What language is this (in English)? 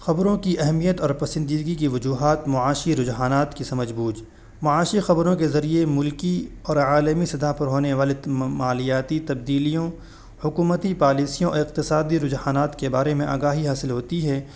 Urdu